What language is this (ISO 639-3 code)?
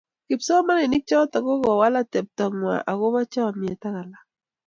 kln